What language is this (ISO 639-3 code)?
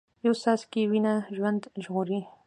pus